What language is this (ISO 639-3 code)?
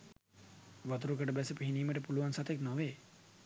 sin